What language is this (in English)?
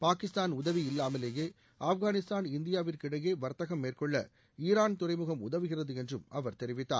Tamil